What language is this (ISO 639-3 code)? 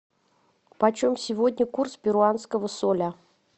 rus